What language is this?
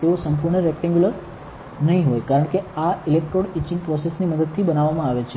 Gujarati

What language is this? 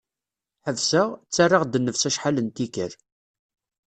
Kabyle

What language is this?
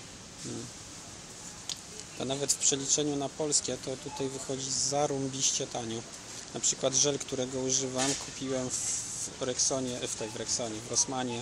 Polish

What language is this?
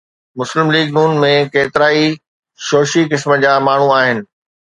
Sindhi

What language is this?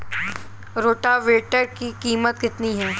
Hindi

